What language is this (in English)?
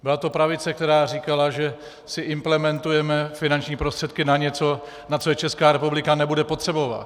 Czech